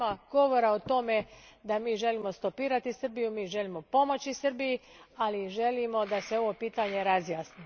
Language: Croatian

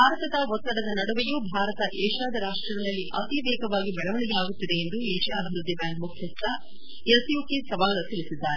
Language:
Kannada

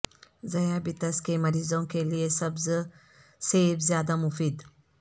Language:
Urdu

